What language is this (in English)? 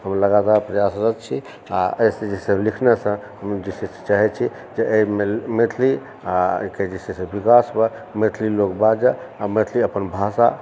Maithili